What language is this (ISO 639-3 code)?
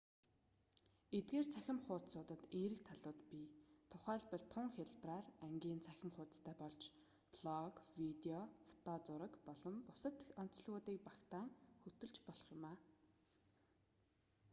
mon